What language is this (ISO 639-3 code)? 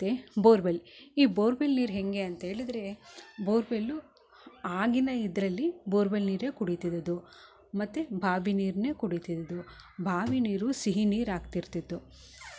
kan